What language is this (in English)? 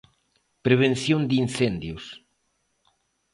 Galician